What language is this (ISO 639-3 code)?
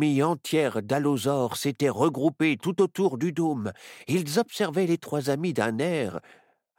fra